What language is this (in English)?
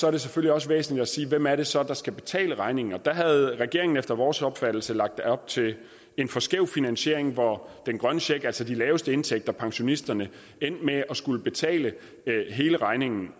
Danish